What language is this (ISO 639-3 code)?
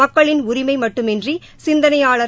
tam